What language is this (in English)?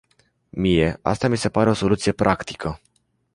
Romanian